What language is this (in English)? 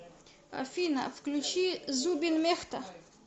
Russian